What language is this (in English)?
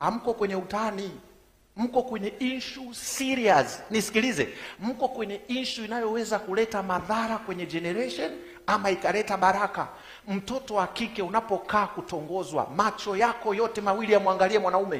Swahili